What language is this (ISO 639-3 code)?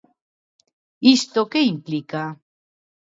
glg